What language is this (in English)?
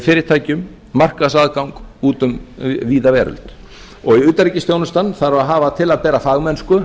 Icelandic